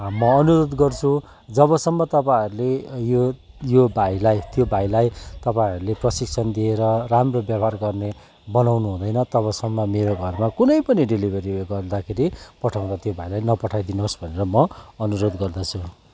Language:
Nepali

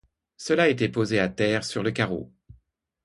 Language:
French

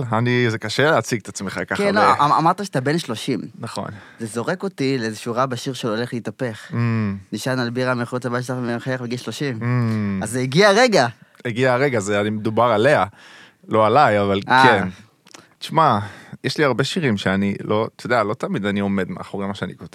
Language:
Hebrew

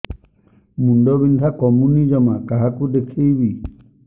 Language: Odia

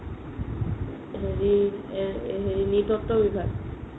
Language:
Assamese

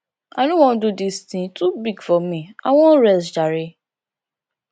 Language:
Nigerian Pidgin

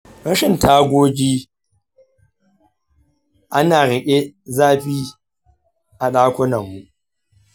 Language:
Hausa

